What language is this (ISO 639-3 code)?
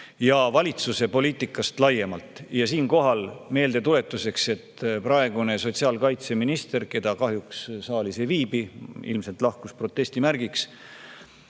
est